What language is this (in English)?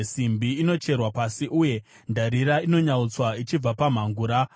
Shona